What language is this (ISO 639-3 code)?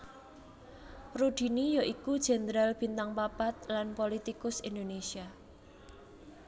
jav